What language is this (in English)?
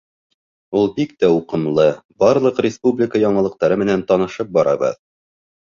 Bashkir